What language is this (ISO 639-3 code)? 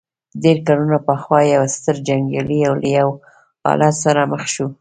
pus